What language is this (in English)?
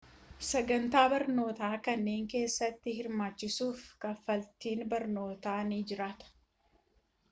Oromo